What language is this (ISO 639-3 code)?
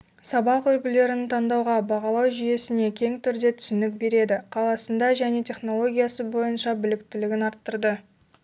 kaz